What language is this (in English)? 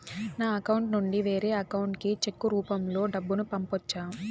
Telugu